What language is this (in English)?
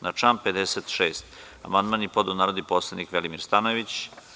Serbian